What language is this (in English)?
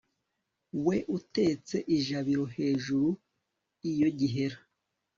Kinyarwanda